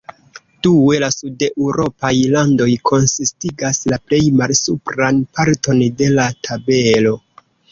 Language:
Esperanto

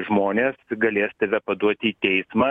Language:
Lithuanian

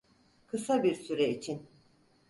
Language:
Turkish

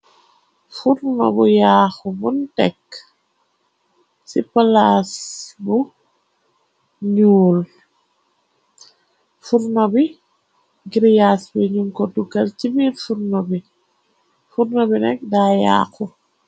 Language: Wolof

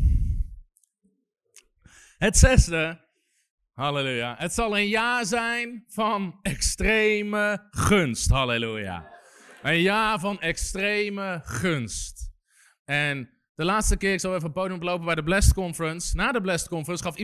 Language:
Dutch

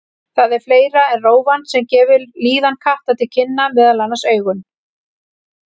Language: Icelandic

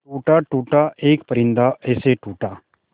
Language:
Hindi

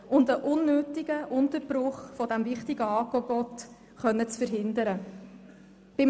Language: Swiss German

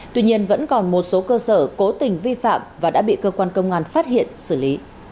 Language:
Vietnamese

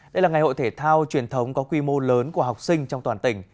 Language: Vietnamese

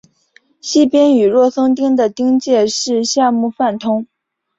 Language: Chinese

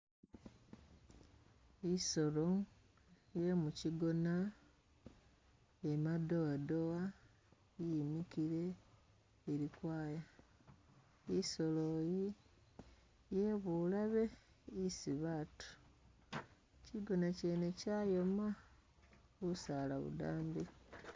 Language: Masaaba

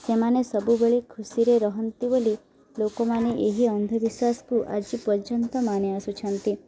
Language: Odia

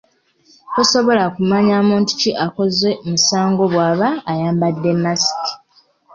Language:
Ganda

